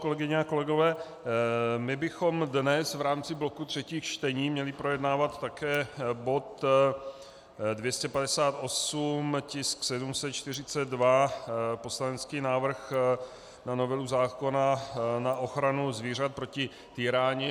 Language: Czech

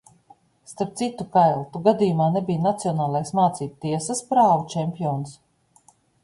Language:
Latvian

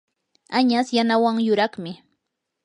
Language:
Yanahuanca Pasco Quechua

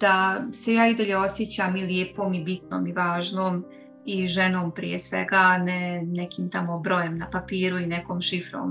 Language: Croatian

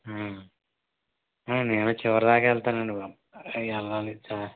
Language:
Telugu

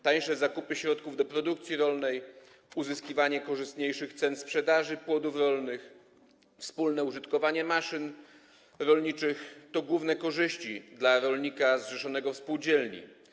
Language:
Polish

